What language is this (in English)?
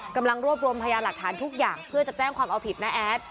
Thai